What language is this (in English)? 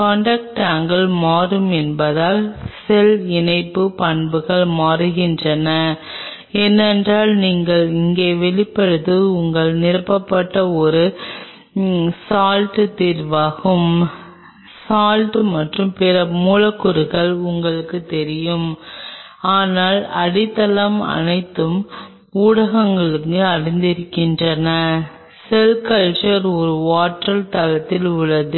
Tamil